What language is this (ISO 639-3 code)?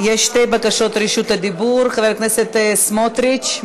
heb